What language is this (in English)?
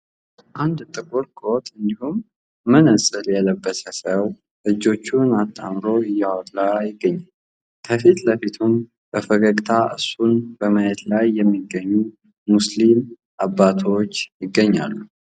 Amharic